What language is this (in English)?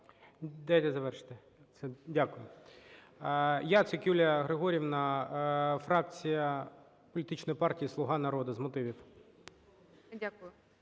Ukrainian